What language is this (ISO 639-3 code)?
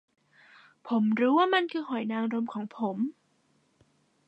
tha